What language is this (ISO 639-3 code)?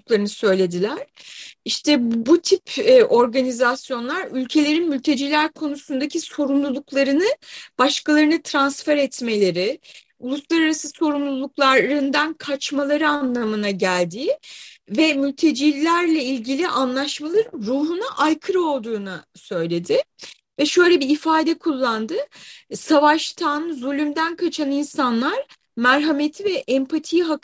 tur